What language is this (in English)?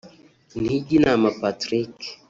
Kinyarwanda